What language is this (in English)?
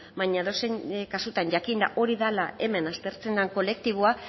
Basque